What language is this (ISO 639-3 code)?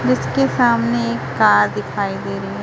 hin